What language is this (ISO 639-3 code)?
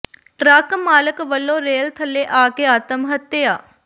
pan